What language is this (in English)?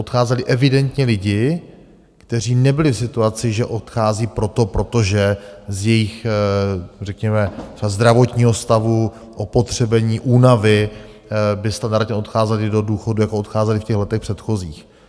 Czech